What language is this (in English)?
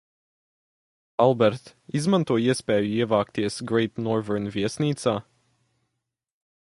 Latvian